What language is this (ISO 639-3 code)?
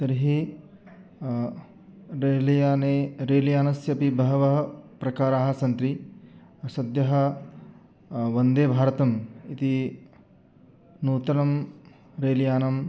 san